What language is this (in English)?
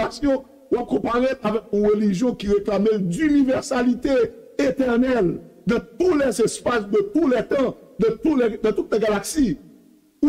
French